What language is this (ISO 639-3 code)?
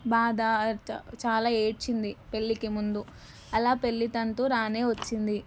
tel